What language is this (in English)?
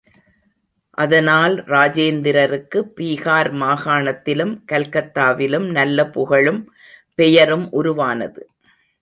Tamil